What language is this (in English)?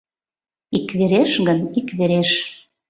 Mari